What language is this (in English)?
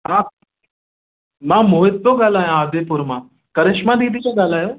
Sindhi